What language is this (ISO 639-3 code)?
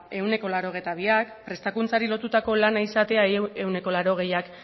eus